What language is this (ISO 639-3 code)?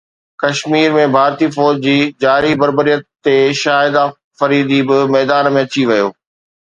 snd